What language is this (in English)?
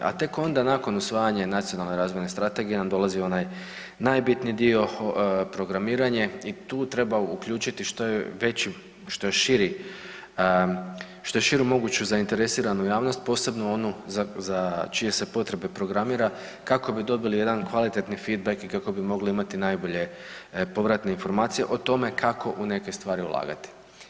Croatian